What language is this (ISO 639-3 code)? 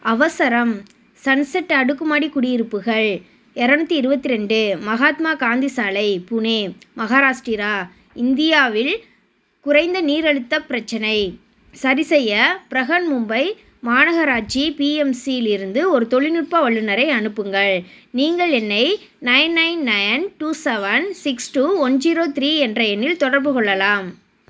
tam